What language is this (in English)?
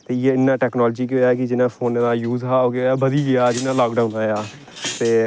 Dogri